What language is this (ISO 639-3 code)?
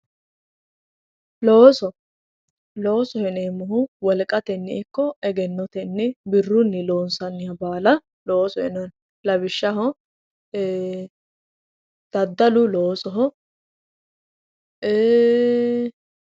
sid